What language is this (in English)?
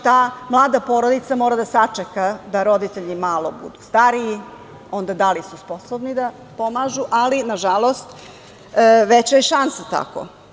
Serbian